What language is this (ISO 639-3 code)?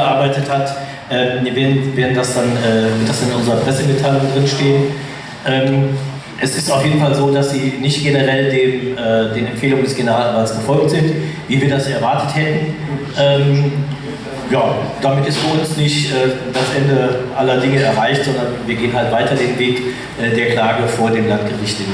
deu